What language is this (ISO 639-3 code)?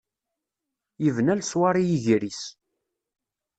kab